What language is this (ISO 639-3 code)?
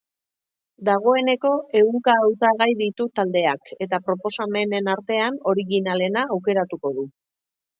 eus